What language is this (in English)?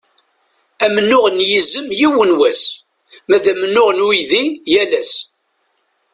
Kabyle